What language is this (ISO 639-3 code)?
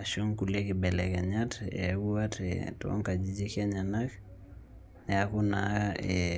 mas